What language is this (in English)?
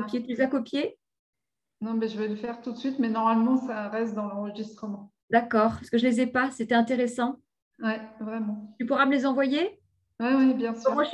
French